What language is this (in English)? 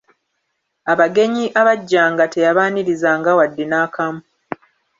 Ganda